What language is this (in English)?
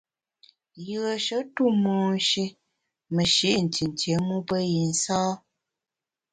Bamun